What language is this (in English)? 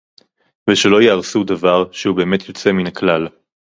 Hebrew